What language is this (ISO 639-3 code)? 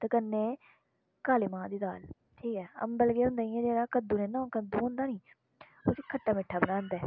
doi